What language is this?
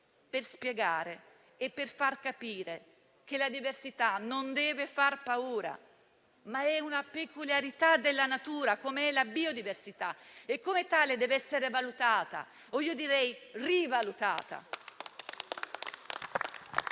Italian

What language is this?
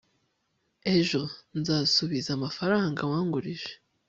Kinyarwanda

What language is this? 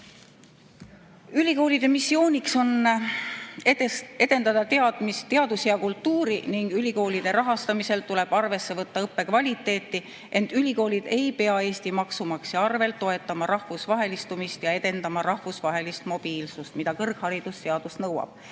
Estonian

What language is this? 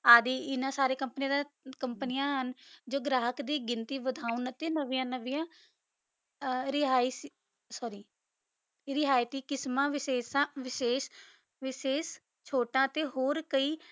Punjabi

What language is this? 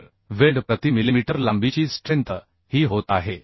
Marathi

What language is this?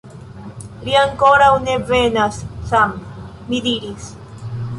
Esperanto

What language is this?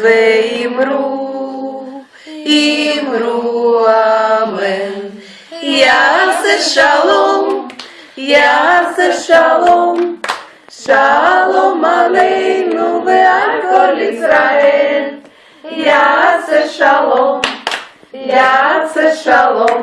Ukrainian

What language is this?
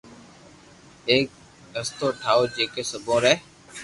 Loarki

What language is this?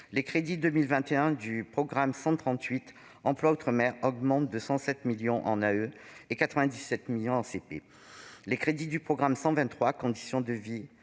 French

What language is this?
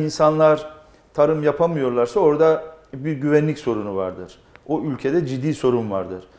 Turkish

